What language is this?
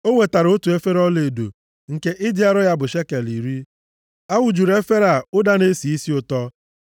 Igbo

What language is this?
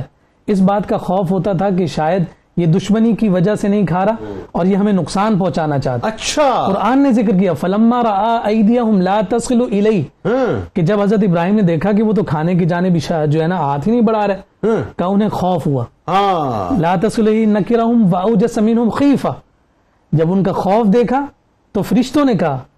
Urdu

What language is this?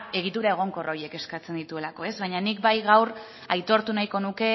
Basque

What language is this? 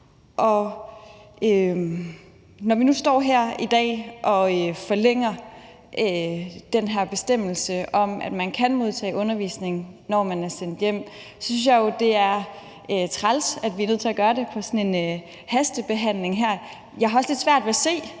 Danish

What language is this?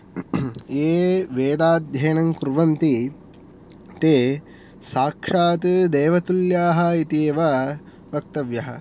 Sanskrit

